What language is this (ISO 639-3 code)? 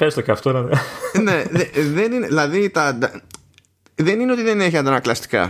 ell